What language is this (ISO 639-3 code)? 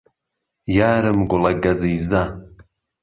ckb